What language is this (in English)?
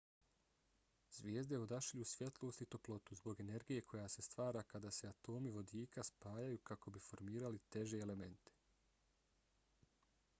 Bosnian